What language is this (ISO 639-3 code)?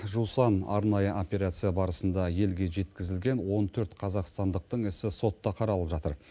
kaz